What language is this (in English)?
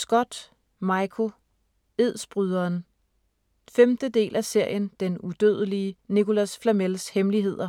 Danish